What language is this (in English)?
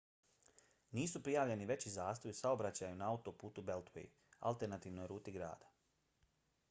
Bosnian